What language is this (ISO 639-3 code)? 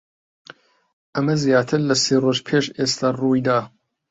ckb